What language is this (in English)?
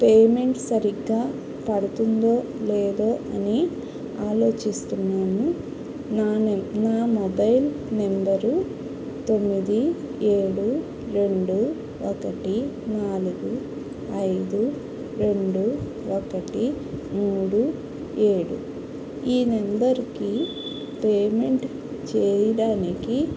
Telugu